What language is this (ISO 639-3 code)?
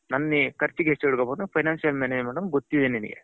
kan